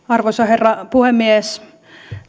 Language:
Finnish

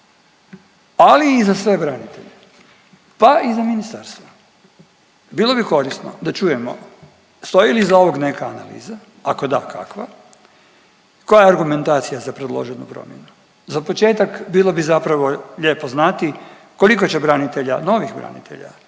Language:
Croatian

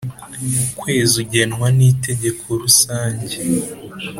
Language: Kinyarwanda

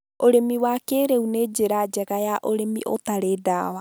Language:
Kikuyu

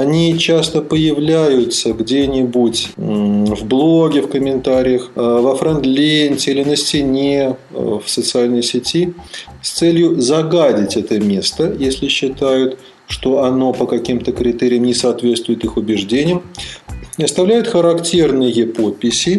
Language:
Russian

